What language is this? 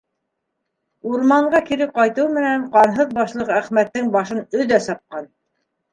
Bashkir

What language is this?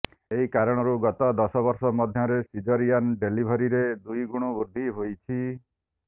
Odia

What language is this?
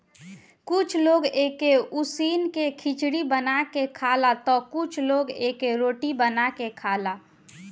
Bhojpuri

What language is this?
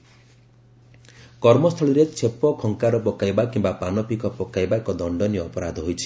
Odia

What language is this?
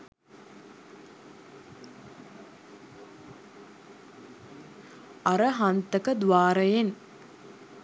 Sinhala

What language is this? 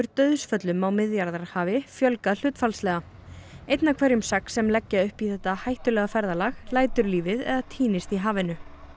Icelandic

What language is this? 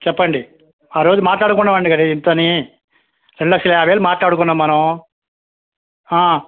Telugu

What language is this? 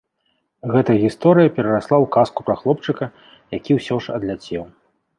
Belarusian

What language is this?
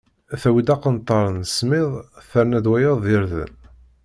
Kabyle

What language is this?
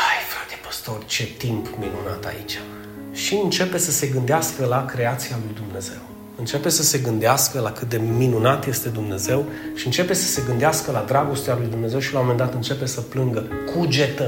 Romanian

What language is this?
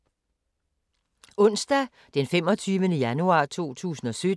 Danish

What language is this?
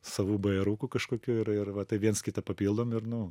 Lithuanian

